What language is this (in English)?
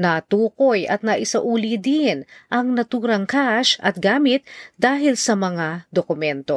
Filipino